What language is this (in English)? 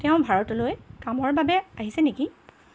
Assamese